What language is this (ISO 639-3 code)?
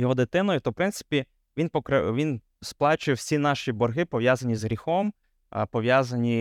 ukr